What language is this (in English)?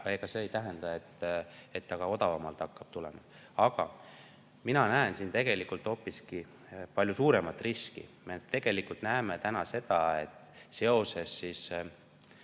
Estonian